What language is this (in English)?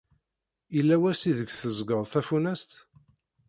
Kabyle